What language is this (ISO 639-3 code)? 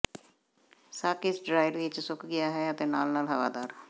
pan